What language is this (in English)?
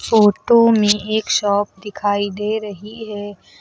Hindi